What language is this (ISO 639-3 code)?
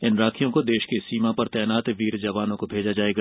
hin